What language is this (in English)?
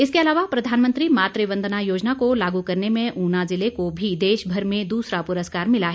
Hindi